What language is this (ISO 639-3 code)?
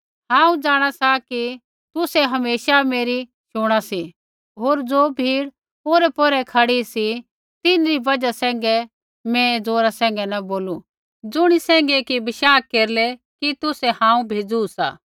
kfx